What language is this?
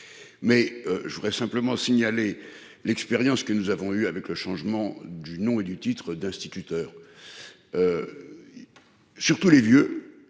French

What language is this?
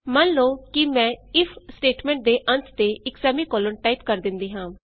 Punjabi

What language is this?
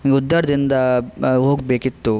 Kannada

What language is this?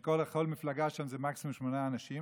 Hebrew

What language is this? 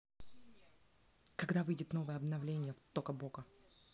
Russian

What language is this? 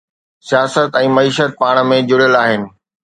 Sindhi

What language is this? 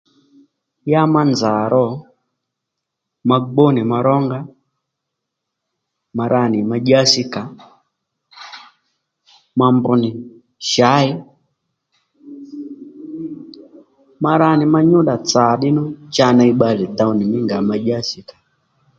Lendu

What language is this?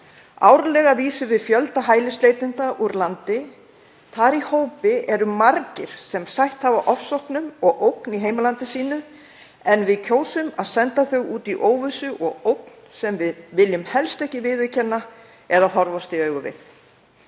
Icelandic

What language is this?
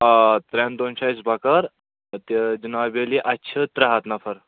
Kashmiri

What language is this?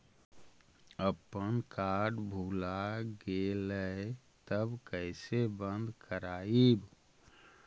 Magahi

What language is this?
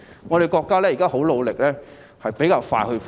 Cantonese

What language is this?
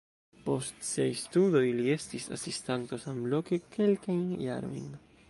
Esperanto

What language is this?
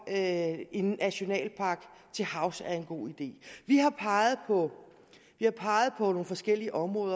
Danish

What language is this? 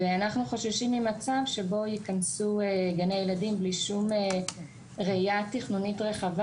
Hebrew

